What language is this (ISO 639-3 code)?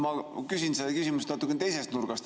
est